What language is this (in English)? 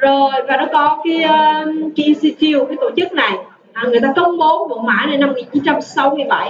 Vietnamese